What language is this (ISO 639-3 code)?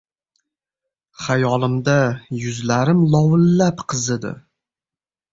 uzb